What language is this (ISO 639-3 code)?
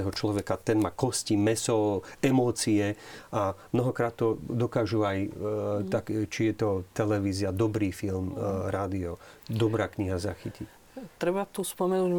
slk